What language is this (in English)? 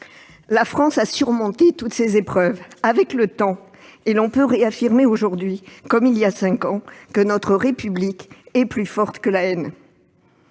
French